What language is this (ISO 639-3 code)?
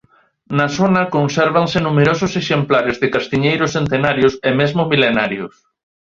glg